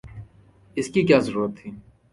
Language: Urdu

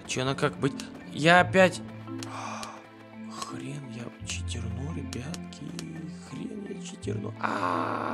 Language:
Russian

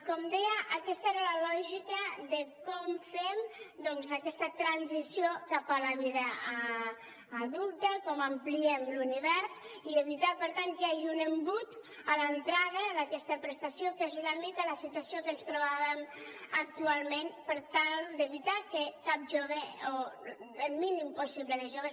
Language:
Catalan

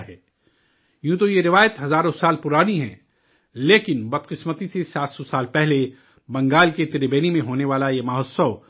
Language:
Urdu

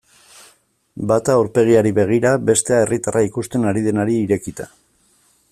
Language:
Basque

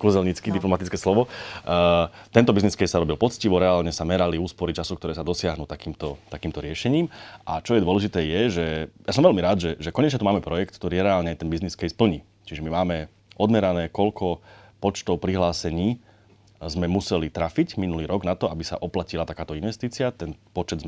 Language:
Slovak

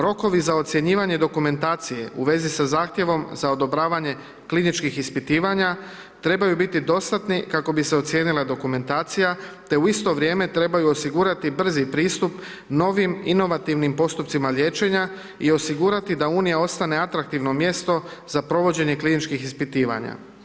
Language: Croatian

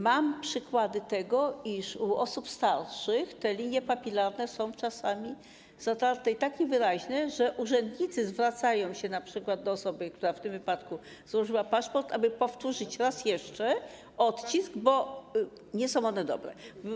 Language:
Polish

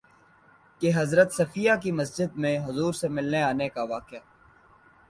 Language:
Urdu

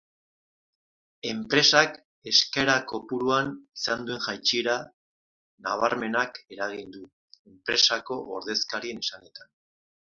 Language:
Basque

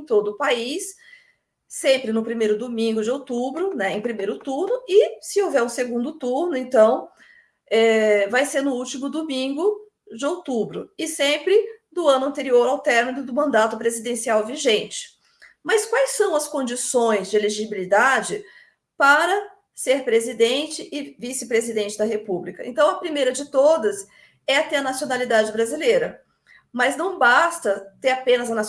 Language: Portuguese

